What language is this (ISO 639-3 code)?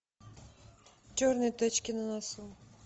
rus